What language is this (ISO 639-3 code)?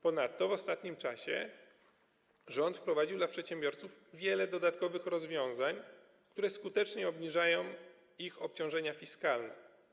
pol